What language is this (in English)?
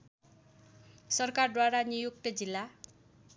Nepali